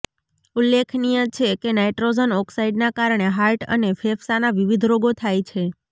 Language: Gujarati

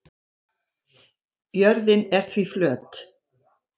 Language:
Icelandic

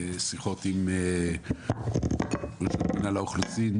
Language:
Hebrew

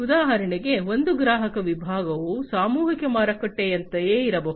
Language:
Kannada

